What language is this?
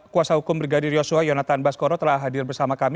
Indonesian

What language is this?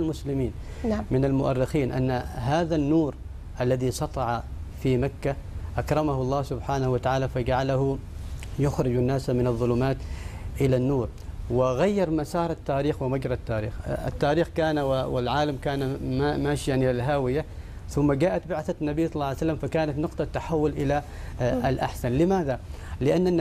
Arabic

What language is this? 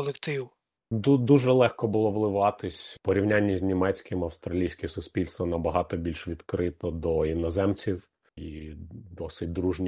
Ukrainian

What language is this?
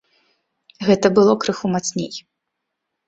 Belarusian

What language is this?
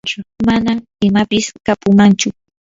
Yanahuanca Pasco Quechua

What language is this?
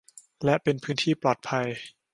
Thai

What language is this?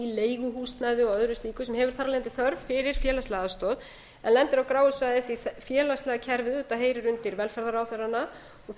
Icelandic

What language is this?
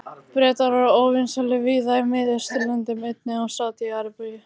Icelandic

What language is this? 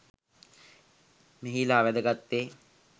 Sinhala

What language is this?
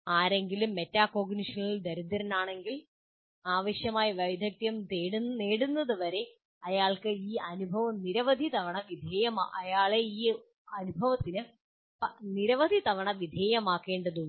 Malayalam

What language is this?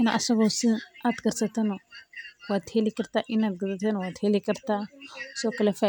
Somali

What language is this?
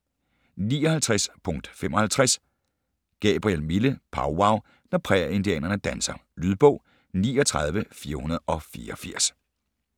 Danish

